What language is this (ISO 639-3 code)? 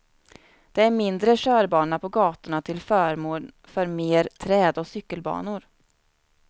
swe